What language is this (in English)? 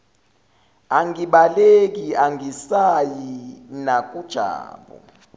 Zulu